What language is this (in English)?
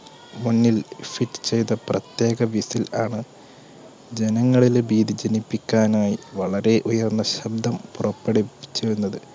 Malayalam